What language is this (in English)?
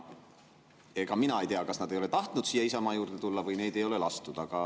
Estonian